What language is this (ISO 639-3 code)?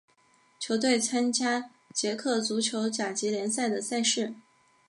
zho